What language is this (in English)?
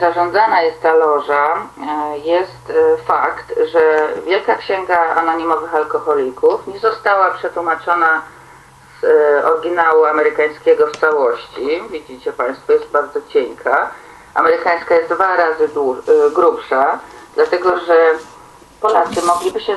Polish